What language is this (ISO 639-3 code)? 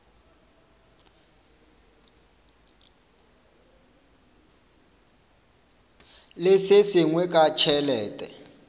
nso